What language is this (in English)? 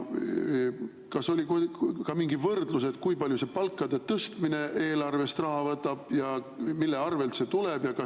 Estonian